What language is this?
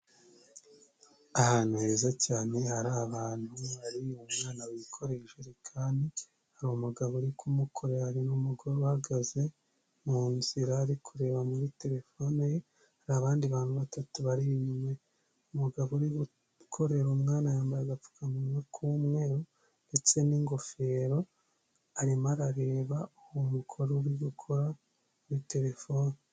Kinyarwanda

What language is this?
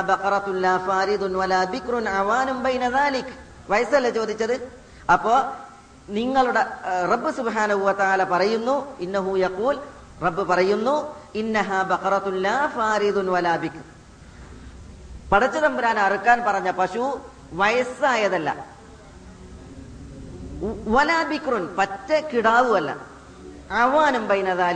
Malayalam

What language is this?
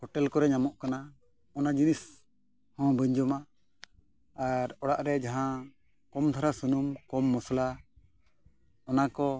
Santali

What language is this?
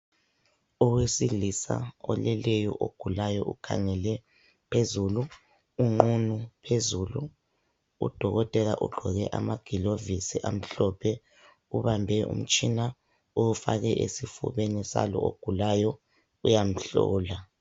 North Ndebele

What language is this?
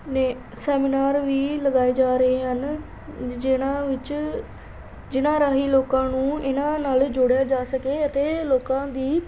Punjabi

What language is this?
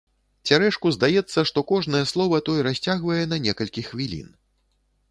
Belarusian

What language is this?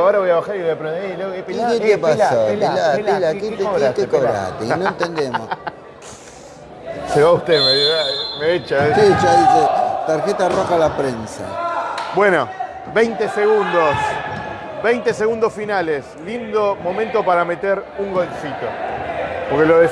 Spanish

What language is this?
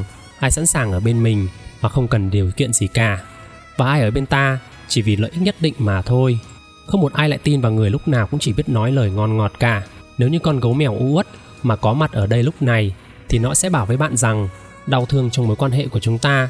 Vietnamese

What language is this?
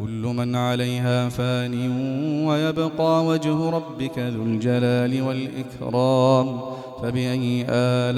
Arabic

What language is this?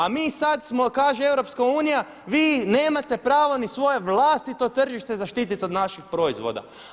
Croatian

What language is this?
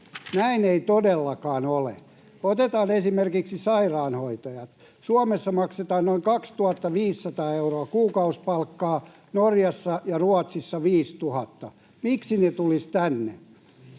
Finnish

